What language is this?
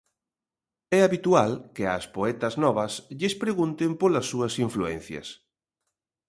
Galician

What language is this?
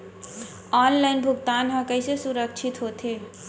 Chhattisgarhi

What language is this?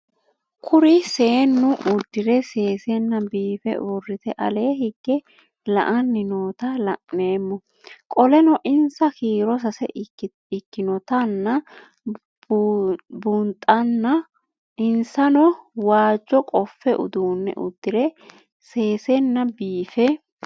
Sidamo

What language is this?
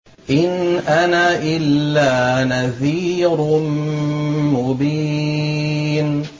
Arabic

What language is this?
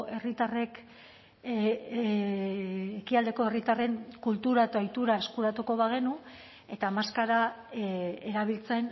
Basque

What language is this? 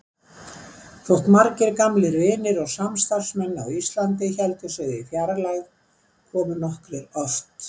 Icelandic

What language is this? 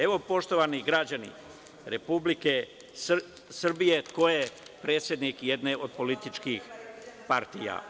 Serbian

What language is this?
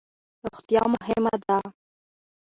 Pashto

